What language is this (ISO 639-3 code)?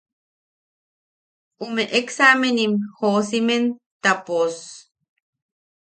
yaq